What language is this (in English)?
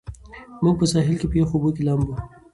Pashto